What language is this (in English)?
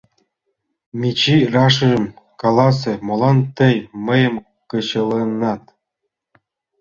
Mari